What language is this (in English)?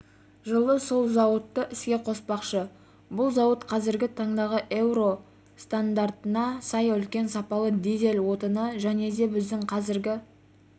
Kazakh